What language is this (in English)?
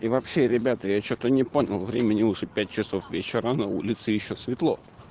Russian